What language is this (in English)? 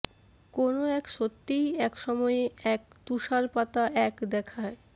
Bangla